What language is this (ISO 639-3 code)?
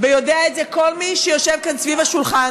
heb